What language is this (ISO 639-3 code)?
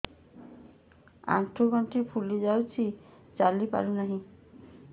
ori